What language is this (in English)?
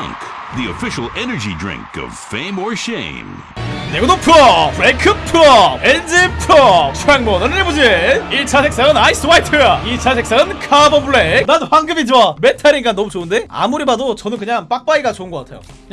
Korean